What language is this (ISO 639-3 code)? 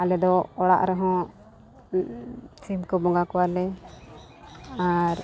sat